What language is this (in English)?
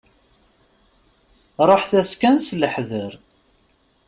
Kabyle